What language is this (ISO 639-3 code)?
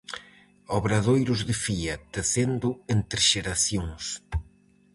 glg